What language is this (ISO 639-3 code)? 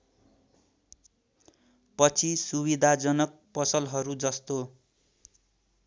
nep